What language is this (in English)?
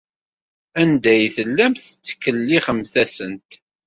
Kabyle